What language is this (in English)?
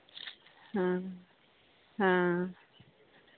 Santali